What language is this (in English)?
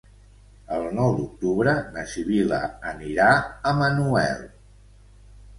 Catalan